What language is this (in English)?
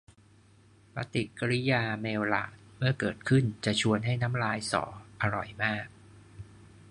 Thai